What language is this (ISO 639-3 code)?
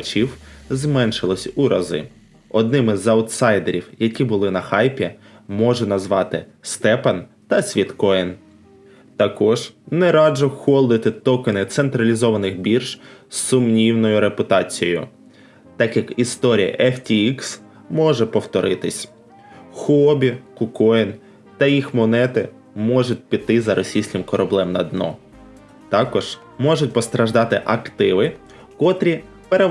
ukr